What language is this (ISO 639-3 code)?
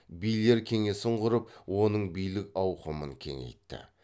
kaz